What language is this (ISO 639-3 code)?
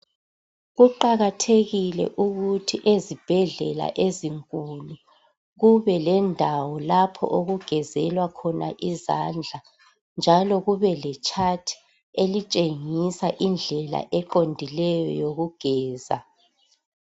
nde